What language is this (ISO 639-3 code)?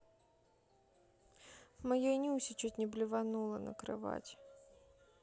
rus